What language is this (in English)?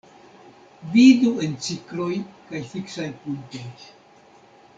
Esperanto